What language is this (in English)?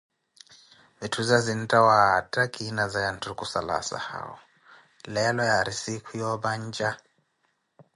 Koti